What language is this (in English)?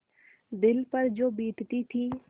Hindi